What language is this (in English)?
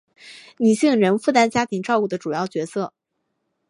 Chinese